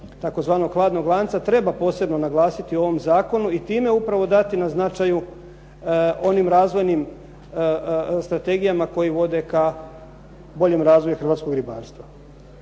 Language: Croatian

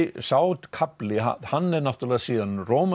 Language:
Icelandic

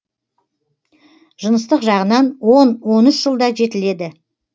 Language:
Kazakh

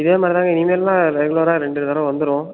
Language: Tamil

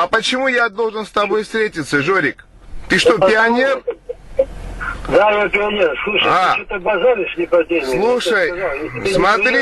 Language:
Russian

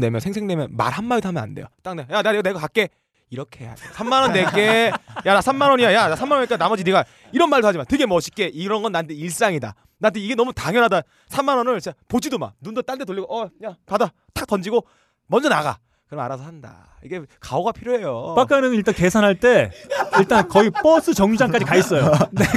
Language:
Korean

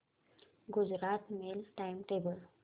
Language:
Marathi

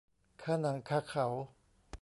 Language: Thai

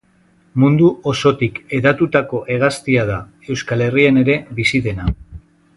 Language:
Basque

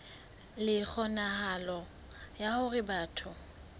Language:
Southern Sotho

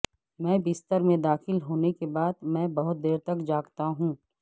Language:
Urdu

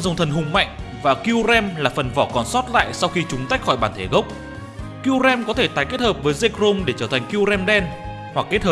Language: Vietnamese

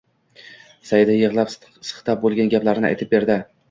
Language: Uzbek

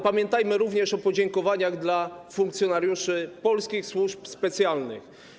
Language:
Polish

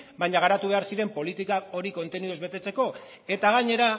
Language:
Basque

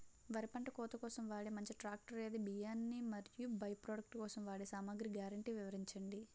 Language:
Telugu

